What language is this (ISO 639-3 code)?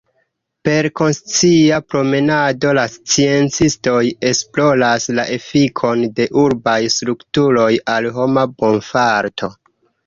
epo